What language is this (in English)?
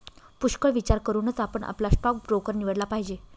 Marathi